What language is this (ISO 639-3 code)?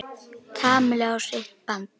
isl